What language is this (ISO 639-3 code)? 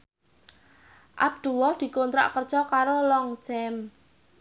jav